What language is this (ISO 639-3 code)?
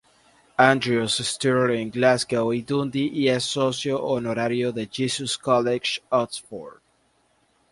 spa